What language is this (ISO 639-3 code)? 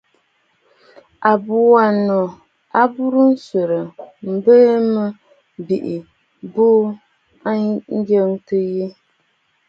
bfd